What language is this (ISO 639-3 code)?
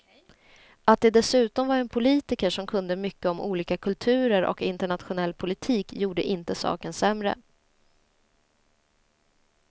swe